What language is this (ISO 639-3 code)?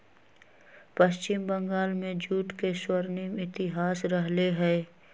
mag